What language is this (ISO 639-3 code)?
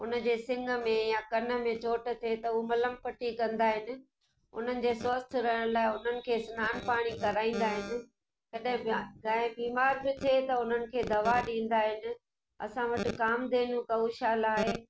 snd